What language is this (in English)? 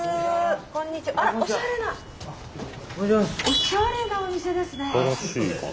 Japanese